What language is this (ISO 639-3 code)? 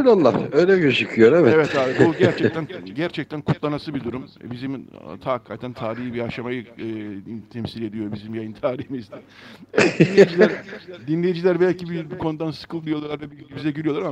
tur